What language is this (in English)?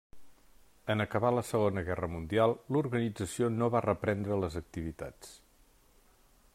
Catalan